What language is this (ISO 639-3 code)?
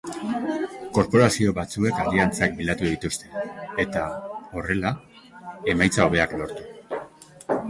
eus